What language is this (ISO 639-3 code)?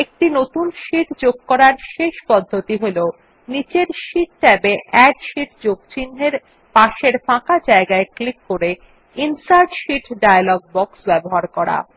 ben